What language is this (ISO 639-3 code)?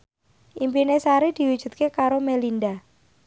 jav